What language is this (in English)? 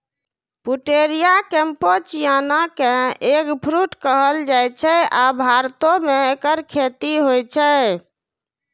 Maithili